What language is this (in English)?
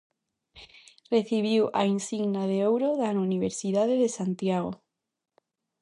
Galician